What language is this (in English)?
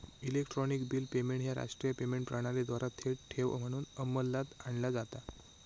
Marathi